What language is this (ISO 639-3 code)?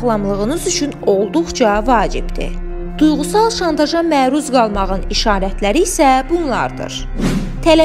tur